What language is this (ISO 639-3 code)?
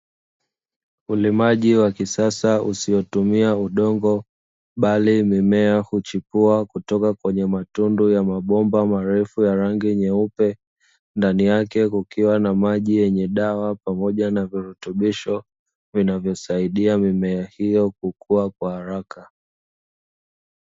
swa